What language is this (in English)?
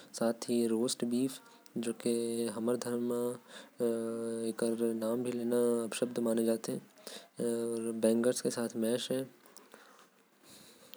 Korwa